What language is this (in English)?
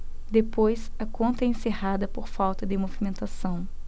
Portuguese